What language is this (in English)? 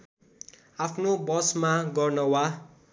Nepali